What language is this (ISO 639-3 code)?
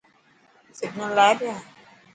mki